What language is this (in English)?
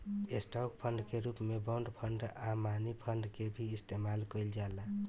Bhojpuri